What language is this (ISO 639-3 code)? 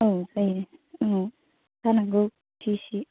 brx